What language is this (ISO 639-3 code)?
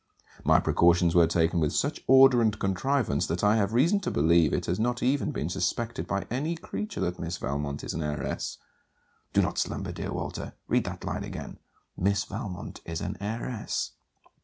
eng